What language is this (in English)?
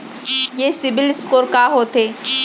Chhattisgarhi